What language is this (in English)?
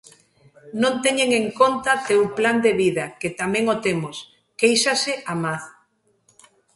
Galician